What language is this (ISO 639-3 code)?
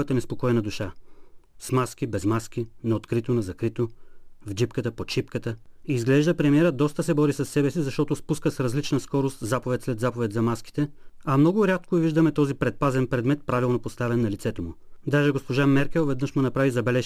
bul